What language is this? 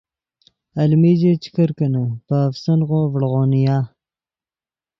Yidgha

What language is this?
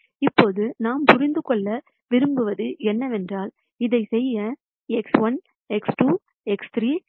Tamil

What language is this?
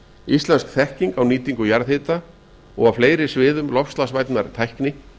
Icelandic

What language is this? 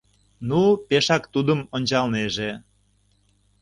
Mari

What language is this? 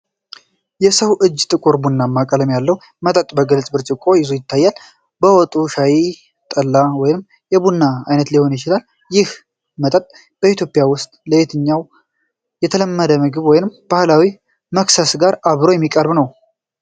Amharic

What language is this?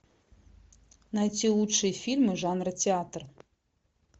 Russian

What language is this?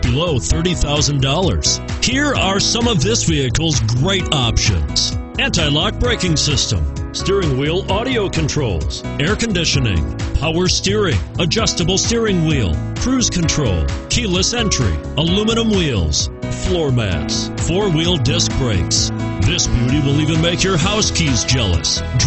English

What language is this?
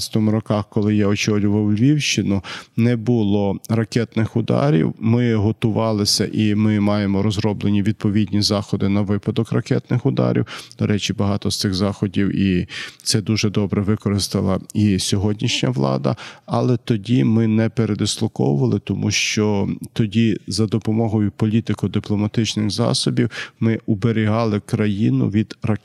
Ukrainian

